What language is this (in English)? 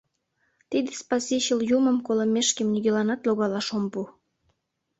Mari